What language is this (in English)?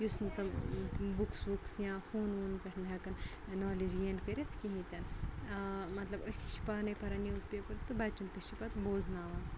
Kashmiri